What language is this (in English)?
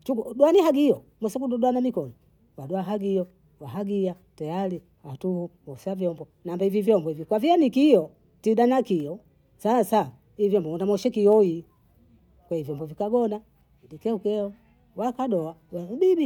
Bondei